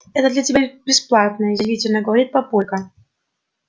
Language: Russian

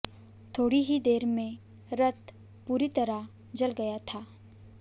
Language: Hindi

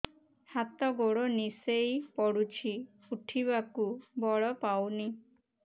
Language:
Odia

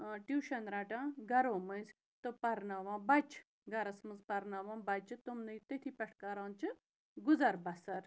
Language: Kashmiri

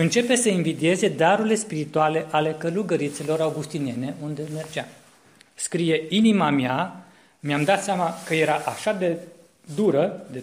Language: Romanian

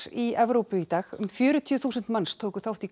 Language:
Icelandic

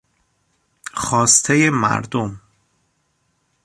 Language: Persian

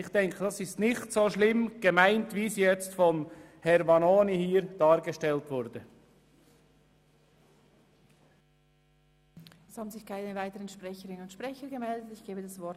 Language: Swiss German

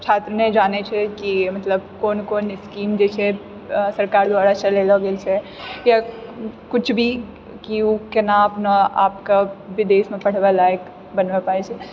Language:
Maithili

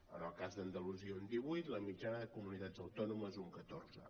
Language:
Catalan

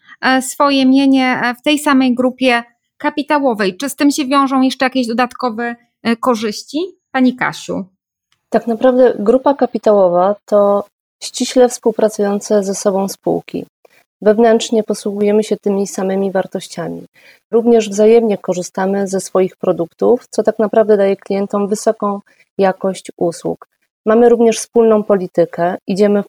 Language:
Polish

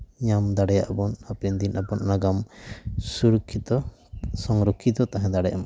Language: Santali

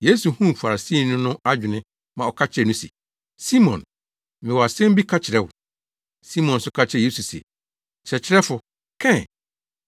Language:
Akan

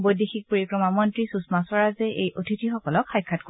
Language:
Assamese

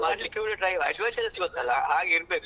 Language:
Kannada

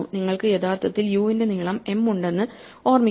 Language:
Malayalam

